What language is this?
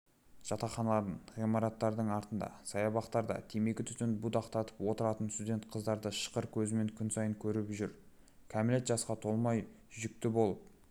Kazakh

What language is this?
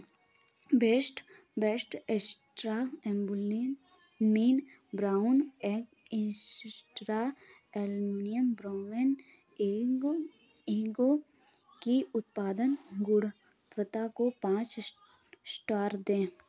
Hindi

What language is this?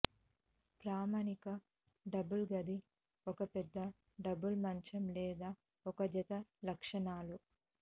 Telugu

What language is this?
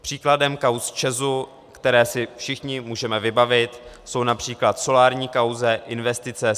Czech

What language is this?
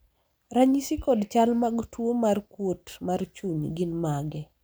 Luo (Kenya and Tanzania)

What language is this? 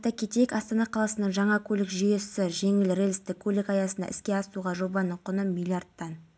Kazakh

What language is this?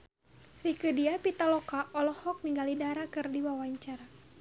Sundanese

